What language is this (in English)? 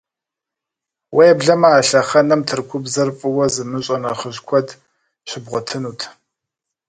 Kabardian